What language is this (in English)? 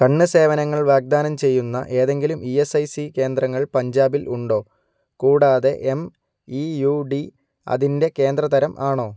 Malayalam